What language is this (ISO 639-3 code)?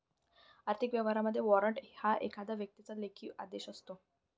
mar